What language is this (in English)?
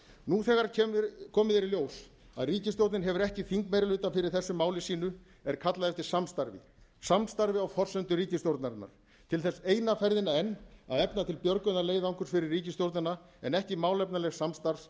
Icelandic